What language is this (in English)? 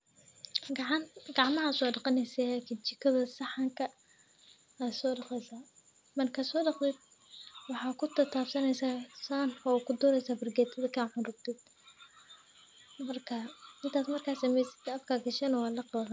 Somali